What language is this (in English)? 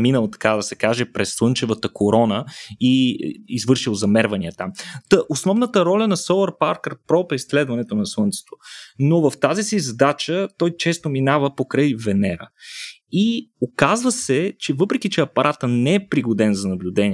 Bulgarian